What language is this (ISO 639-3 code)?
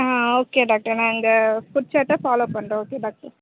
tam